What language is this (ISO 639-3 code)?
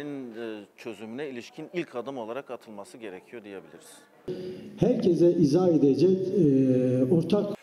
tur